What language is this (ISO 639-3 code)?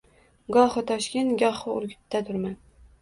uzb